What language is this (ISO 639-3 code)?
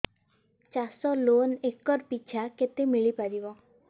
ori